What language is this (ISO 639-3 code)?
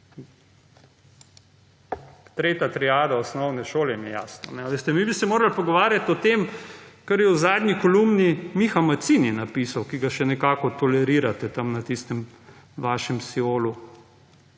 slv